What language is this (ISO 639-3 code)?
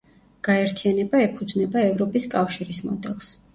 kat